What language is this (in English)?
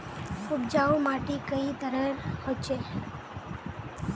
Magahi